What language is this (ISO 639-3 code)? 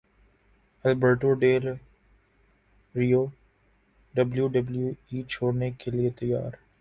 urd